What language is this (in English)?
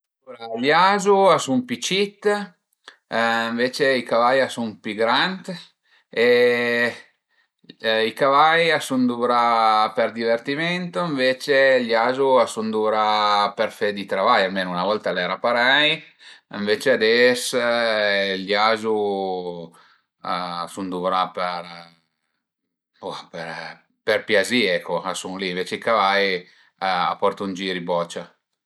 Piedmontese